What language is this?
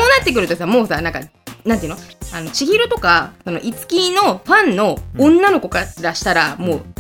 Japanese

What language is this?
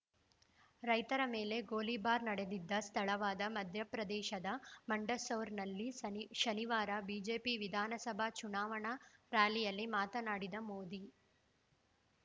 Kannada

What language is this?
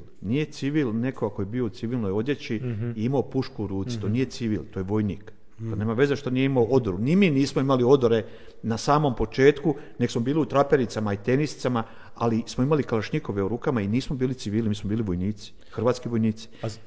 Croatian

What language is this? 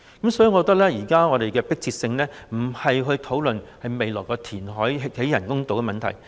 Cantonese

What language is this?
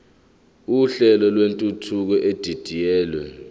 Zulu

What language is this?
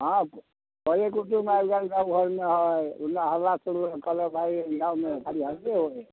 Maithili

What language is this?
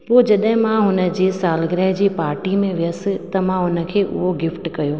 Sindhi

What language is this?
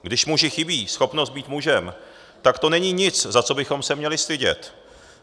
Czech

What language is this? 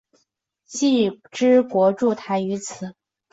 Chinese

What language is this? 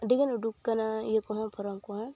Santali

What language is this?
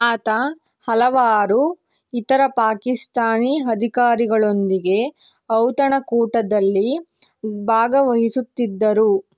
Kannada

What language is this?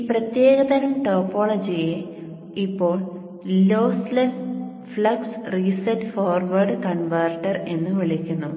Malayalam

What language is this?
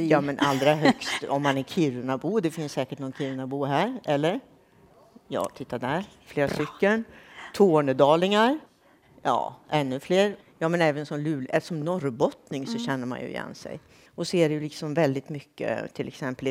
Swedish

